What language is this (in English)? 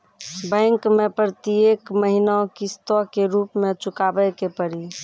Maithili